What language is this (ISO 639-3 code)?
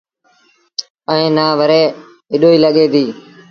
sbn